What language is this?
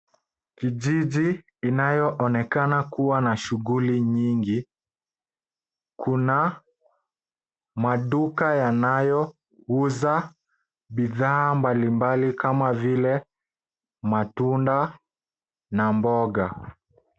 Swahili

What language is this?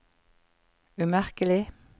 Norwegian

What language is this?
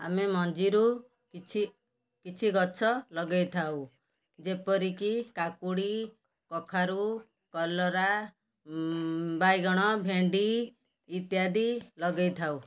Odia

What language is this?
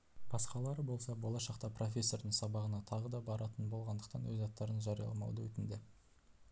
Kazakh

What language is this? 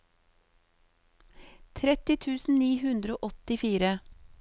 Norwegian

